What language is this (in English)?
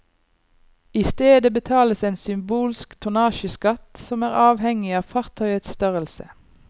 Norwegian